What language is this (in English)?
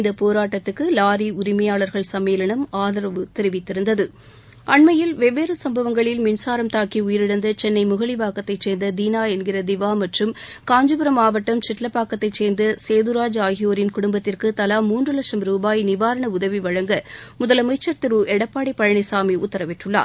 Tamil